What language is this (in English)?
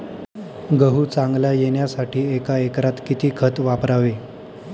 Marathi